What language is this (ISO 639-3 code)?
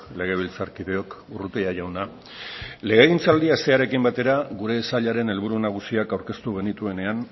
eus